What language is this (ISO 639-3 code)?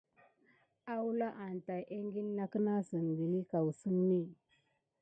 gid